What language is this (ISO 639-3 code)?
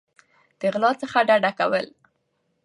pus